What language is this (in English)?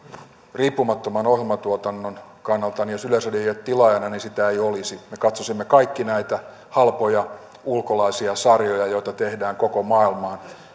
Finnish